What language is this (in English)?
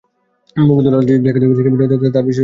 Bangla